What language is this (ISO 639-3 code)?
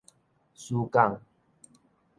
nan